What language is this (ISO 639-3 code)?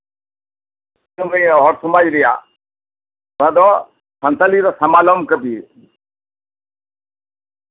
sat